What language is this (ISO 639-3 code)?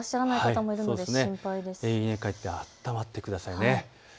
jpn